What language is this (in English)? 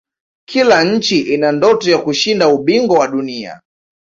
Swahili